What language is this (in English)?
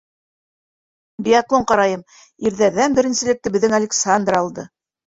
Bashkir